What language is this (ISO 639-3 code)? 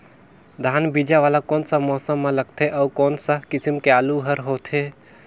hne